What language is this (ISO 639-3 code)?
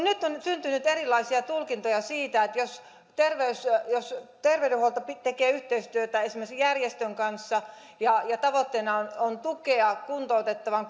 fin